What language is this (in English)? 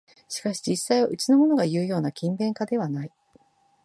Japanese